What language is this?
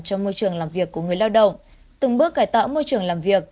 Vietnamese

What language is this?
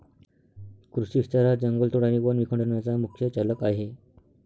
Marathi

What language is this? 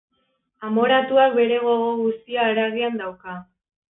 Basque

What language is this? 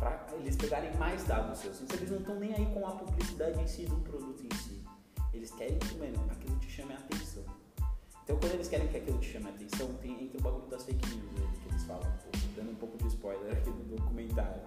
Portuguese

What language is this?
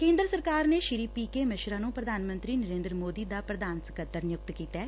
Punjabi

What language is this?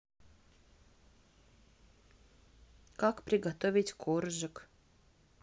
Russian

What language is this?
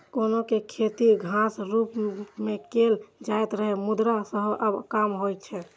Maithili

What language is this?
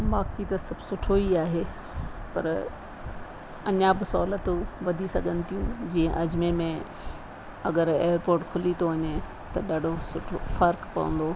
Sindhi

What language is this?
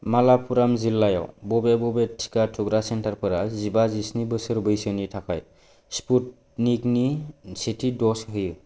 Bodo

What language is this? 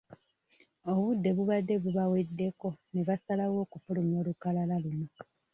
Ganda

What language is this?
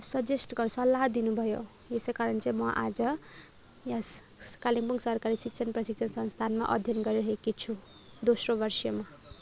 Nepali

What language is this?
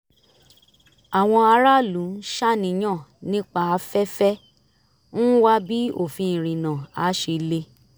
Yoruba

